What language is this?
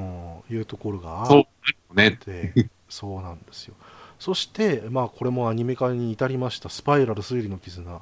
Japanese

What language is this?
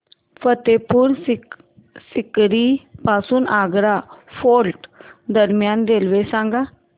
Marathi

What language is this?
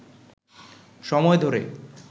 Bangla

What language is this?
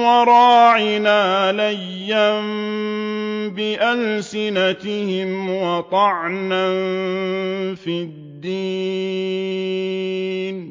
Arabic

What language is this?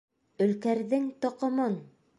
Bashkir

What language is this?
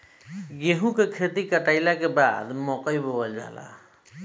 Bhojpuri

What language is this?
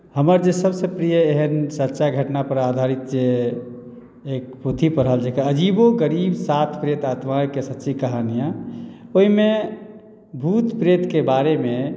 Maithili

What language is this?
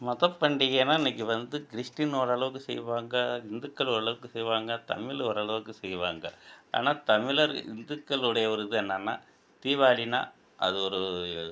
Tamil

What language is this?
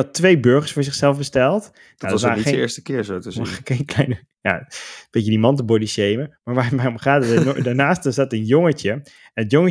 Dutch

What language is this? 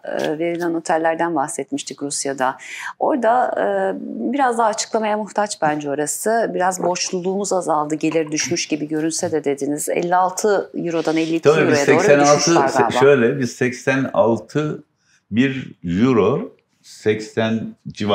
Turkish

